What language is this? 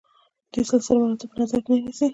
Pashto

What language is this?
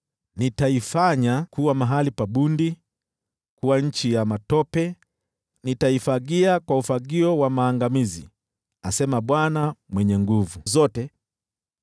Swahili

